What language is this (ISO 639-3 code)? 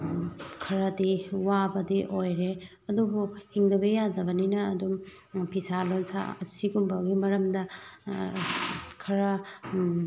mni